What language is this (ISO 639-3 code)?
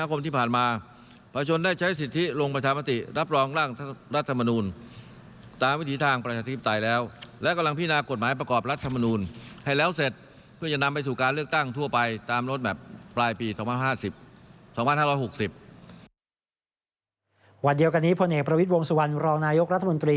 tha